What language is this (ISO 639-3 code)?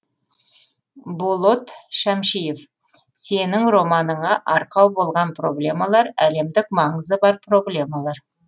kaz